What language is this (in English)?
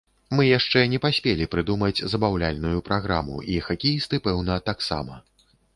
Belarusian